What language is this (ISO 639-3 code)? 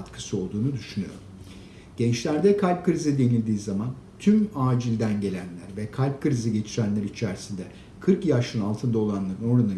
tur